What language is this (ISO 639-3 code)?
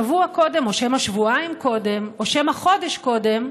heb